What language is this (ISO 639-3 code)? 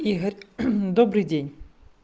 rus